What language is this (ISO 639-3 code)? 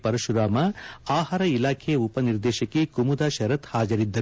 kan